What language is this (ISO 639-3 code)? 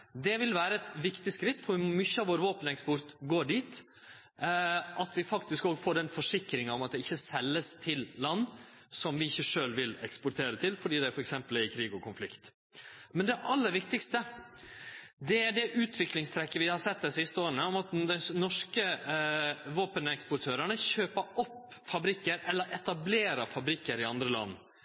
nno